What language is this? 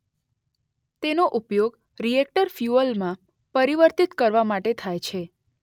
Gujarati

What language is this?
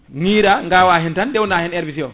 Fula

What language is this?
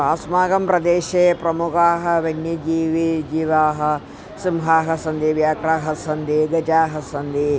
Sanskrit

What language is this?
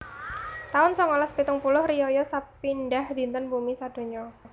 Javanese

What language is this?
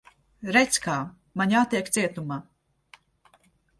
Latvian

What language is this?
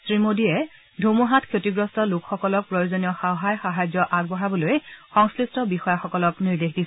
Assamese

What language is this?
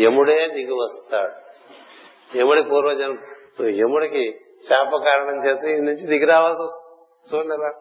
Telugu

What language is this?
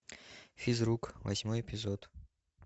Russian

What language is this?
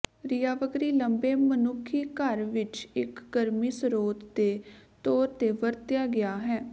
Punjabi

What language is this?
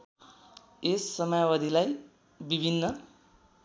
Nepali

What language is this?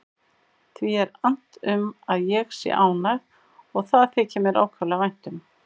Icelandic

